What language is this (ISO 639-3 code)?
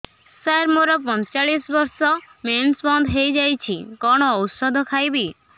ori